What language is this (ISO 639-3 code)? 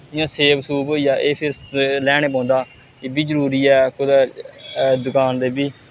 doi